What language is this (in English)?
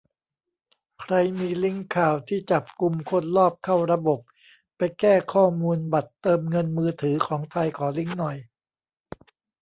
Thai